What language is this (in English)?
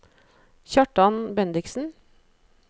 Norwegian